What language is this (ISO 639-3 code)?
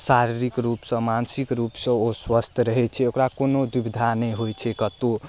mai